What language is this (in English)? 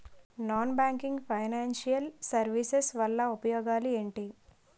Telugu